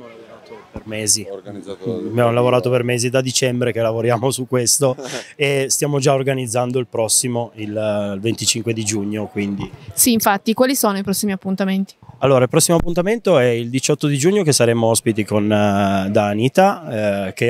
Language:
Italian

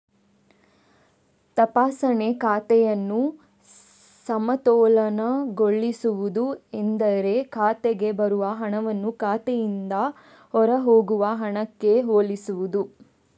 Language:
Kannada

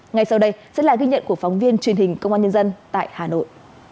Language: Vietnamese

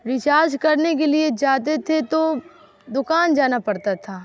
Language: Urdu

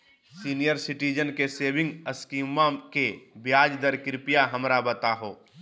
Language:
Magahi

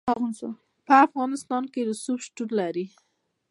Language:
Pashto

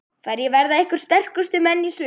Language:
Icelandic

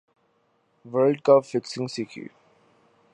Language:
Urdu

